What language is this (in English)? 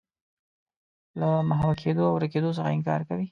Pashto